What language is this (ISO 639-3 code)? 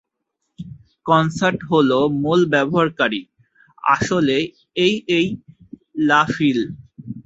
ben